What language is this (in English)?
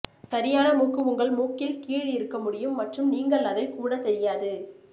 Tamil